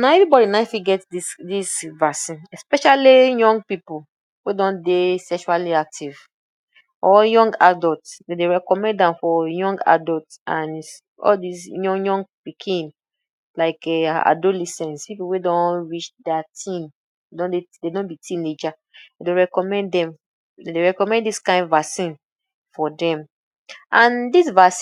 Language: Nigerian Pidgin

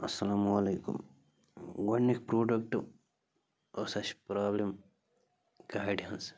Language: Kashmiri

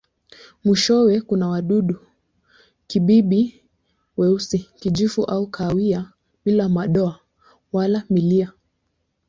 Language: Swahili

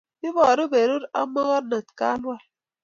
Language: Kalenjin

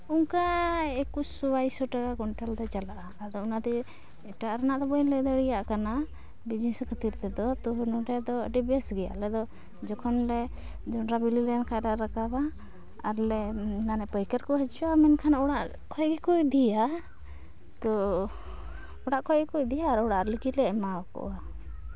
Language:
Santali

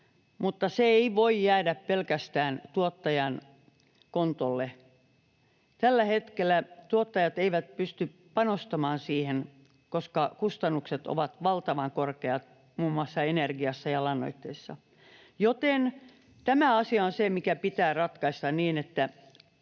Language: Finnish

